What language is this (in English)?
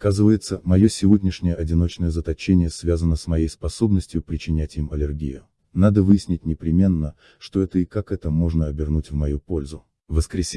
Russian